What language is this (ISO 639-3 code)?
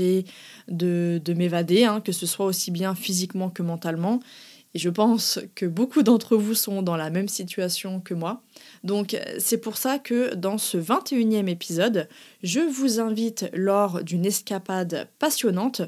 fra